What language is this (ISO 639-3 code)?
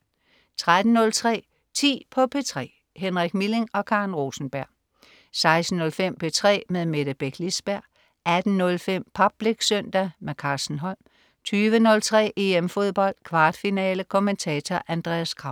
dan